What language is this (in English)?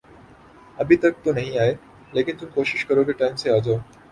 Urdu